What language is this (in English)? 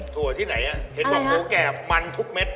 Thai